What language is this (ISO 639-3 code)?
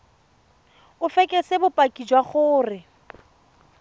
tsn